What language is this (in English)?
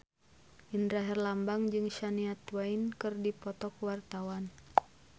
Sundanese